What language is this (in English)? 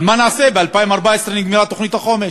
Hebrew